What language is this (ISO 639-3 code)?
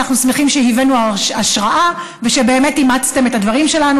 heb